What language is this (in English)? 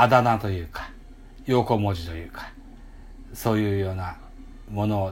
Japanese